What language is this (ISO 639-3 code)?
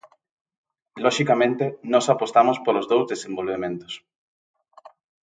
glg